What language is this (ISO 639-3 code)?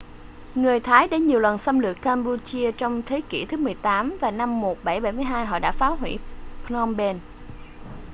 vie